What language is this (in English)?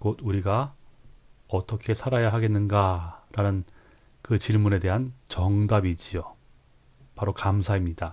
Korean